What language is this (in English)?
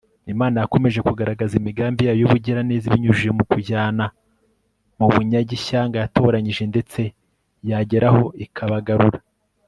Kinyarwanda